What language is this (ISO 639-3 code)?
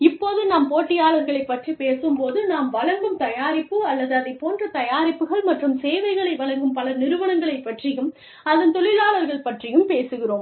tam